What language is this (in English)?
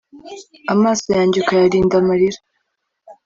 Kinyarwanda